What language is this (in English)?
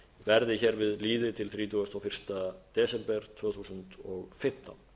Icelandic